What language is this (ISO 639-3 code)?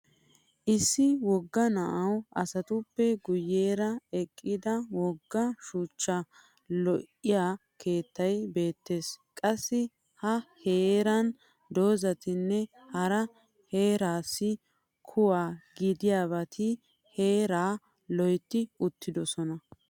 wal